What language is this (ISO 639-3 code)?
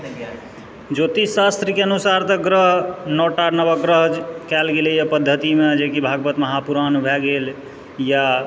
mai